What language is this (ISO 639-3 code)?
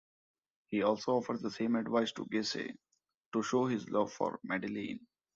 eng